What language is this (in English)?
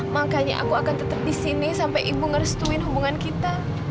Indonesian